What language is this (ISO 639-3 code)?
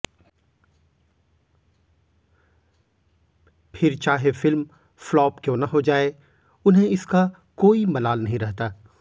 hin